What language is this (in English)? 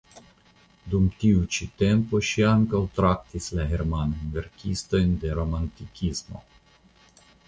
Esperanto